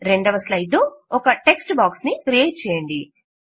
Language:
Telugu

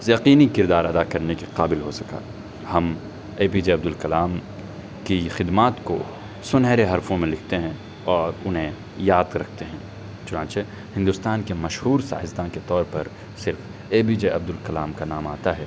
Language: Urdu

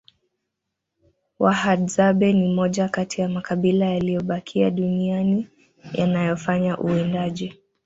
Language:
Swahili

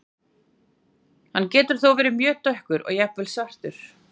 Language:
Icelandic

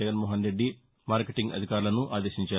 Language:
Telugu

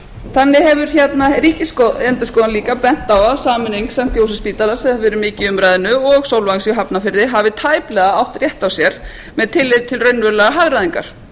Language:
Icelandic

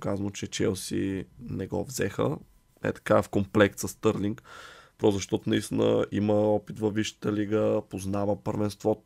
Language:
Bulgarian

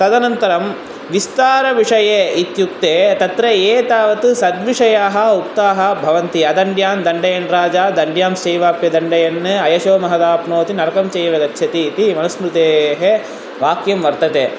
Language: Sanskrit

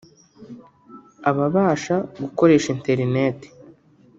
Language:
Kinyarwanda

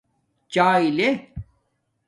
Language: Domaaki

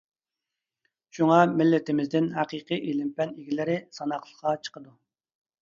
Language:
Uyghur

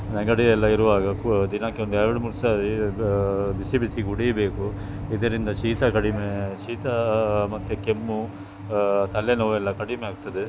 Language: Kannada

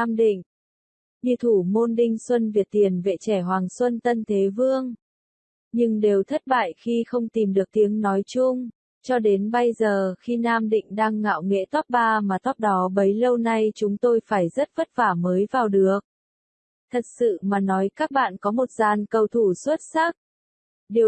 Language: Vietnamese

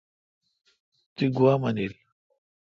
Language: Kalkoti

